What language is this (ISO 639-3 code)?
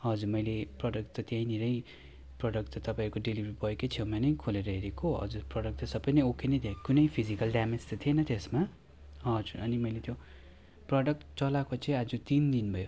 nep